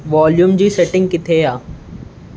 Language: Sindhi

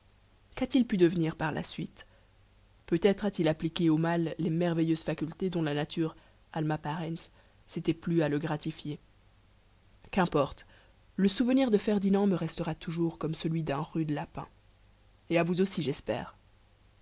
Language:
French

